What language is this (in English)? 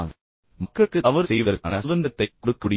Tamil